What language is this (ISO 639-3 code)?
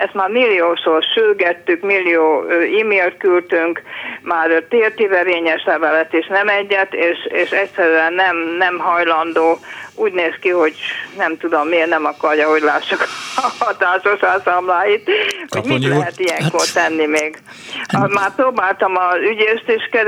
hun